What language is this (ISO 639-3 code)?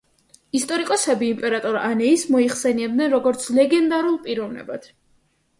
kat